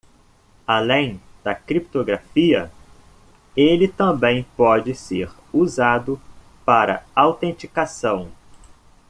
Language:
Portuguese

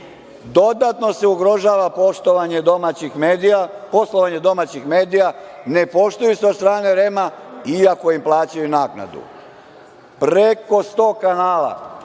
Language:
Serbian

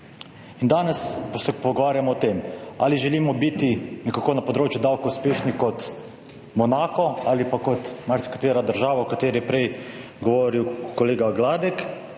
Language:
Slovenian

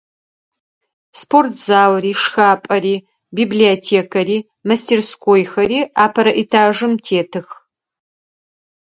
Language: Adyghe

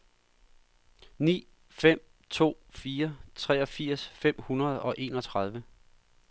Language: Danish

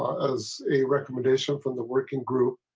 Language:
English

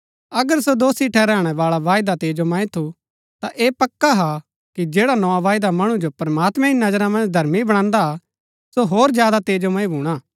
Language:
Gaddi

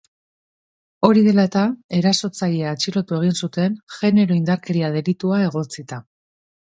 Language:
Basque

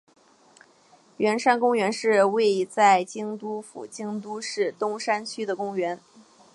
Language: Chinese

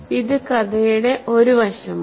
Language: Malayalam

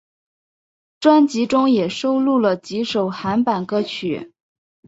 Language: Chinese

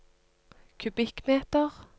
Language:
Norwegian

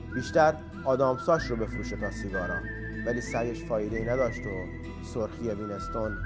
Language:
Persian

